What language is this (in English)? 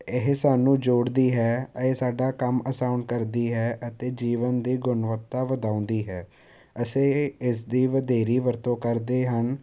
Punjabi